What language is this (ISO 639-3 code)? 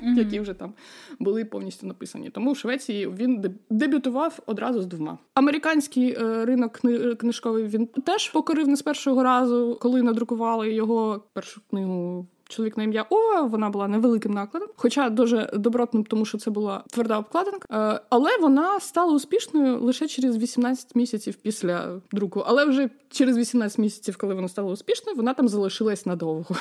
ukr